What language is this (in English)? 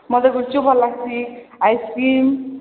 Odia